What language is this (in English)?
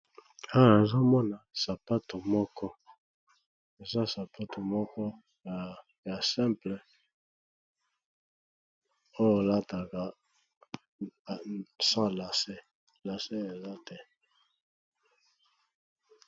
Lingala